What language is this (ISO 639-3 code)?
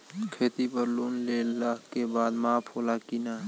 bho